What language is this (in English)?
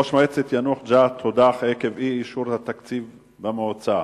Hebrew